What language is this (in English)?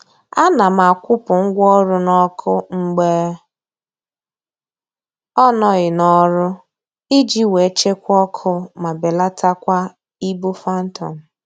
Igbo